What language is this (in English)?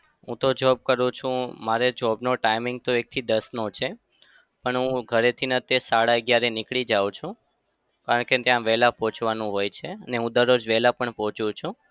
Gujarati